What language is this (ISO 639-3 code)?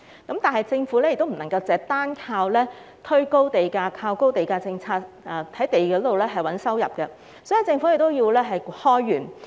yue